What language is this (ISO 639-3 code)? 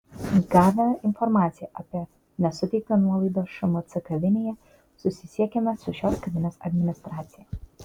lit